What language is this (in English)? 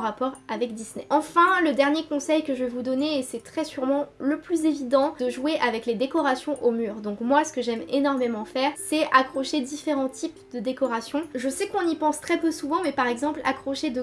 French